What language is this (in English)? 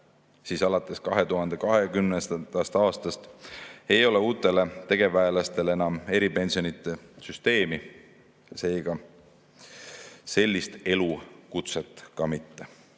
Estonian